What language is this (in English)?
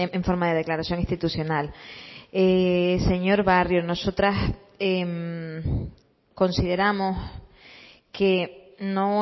Spanish